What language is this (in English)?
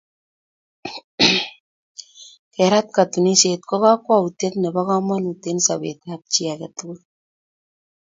Kalenjin